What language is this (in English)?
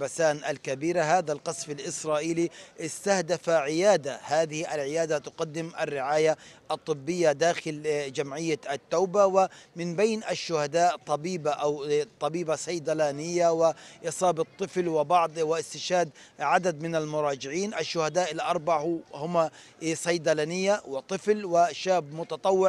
Arabic